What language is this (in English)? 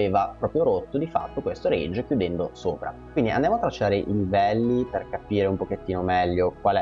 Italian